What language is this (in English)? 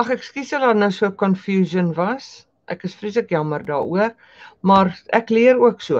Dutch